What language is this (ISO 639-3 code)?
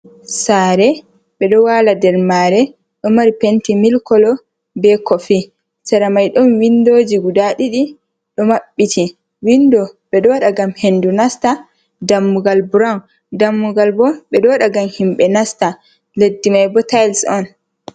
ful